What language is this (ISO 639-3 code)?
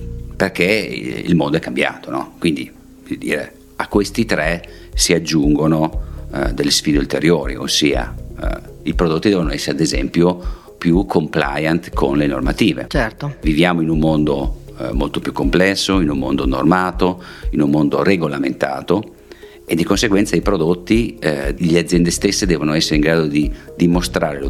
ita